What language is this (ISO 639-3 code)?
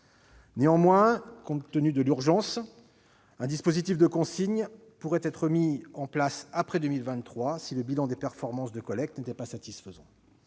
fra